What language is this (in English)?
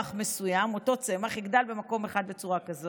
Hebrew